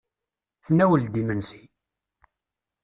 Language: Kabyle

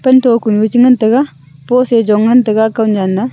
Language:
Wancho Naga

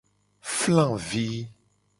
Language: Gen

